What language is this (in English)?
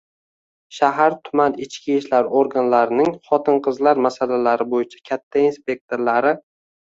Uzbek